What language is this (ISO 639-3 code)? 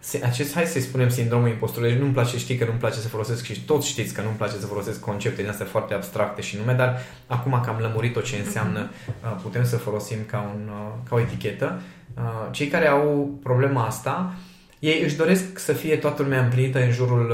ron